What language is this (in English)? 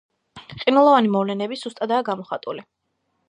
Georgian